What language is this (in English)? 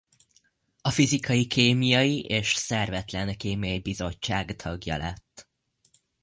Hungarian